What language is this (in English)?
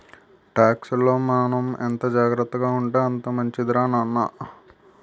Telugu